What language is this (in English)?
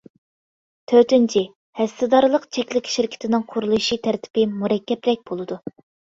Uyghur